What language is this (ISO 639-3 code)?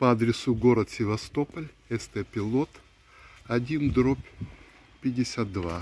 rus